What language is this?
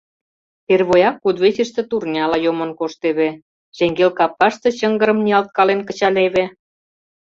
Mari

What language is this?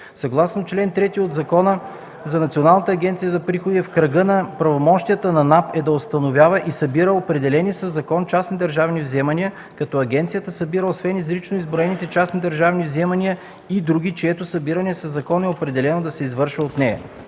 Bulgarian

